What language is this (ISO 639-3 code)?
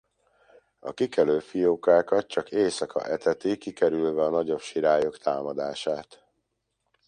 hun